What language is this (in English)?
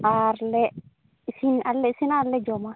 Santali